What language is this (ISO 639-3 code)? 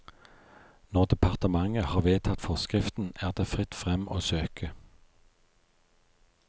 nor